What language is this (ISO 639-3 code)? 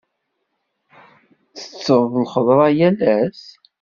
kab